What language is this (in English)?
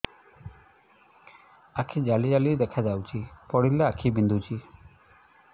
Odia